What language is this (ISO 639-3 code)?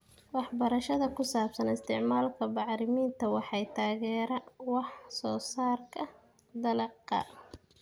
som